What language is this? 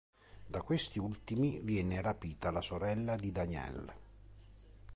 Italian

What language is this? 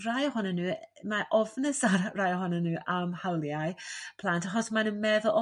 Welsh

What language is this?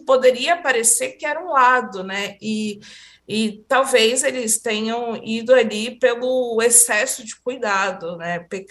Portuguese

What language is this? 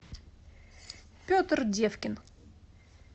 Russian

